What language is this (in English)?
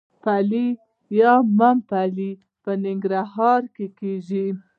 Pashto